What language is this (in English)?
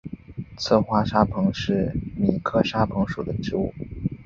Chinese